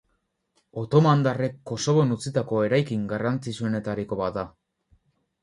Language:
Basque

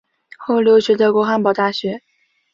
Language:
Chinese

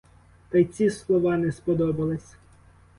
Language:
Ukrainian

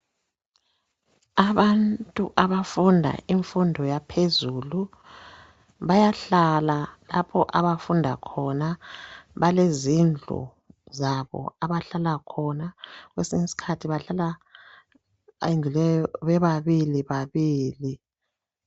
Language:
North Ndebele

